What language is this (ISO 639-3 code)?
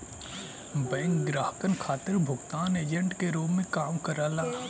bho